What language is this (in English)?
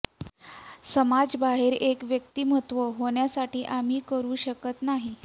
Marathi